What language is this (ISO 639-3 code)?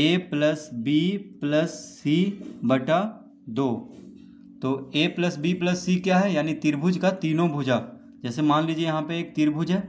hin